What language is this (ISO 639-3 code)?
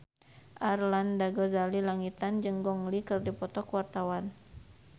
sun